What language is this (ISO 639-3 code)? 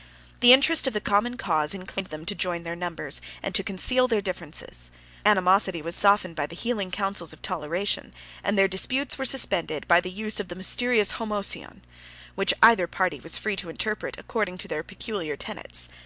eng